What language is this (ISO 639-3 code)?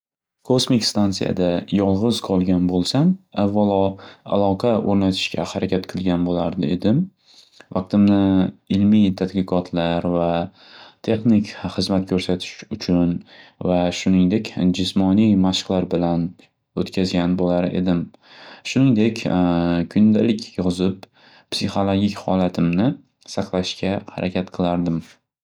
uzb